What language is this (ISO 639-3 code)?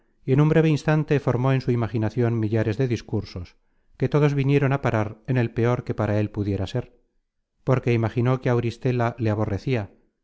spa